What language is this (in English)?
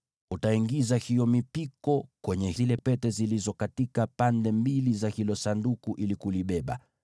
Swahili